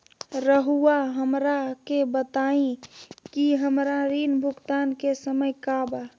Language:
Magahi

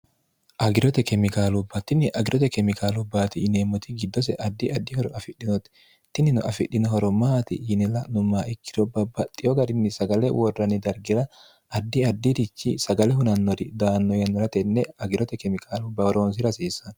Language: Sidamo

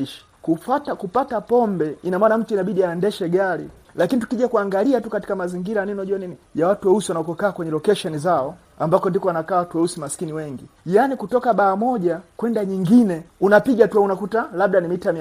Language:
Swahili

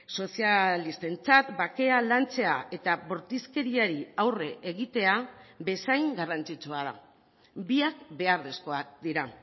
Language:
Basque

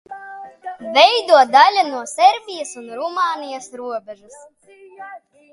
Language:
Latvian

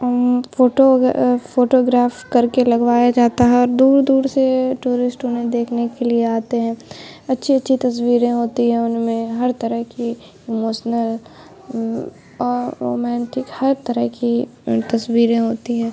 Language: Urdu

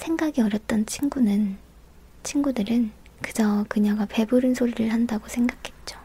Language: Korean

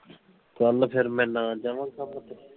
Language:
Punjabi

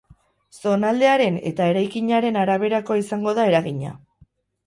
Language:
Basque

